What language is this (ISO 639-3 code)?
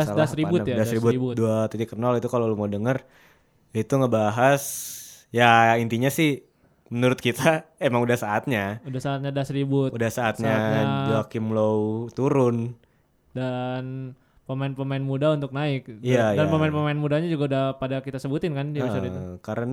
ind